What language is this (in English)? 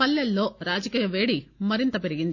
Telugu